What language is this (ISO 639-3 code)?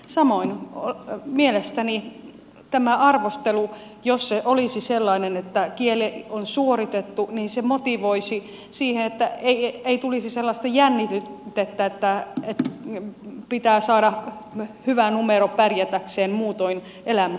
fin